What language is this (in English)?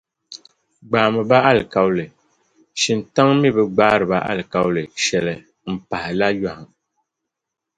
Dagbani